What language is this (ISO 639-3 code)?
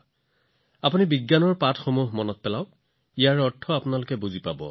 asm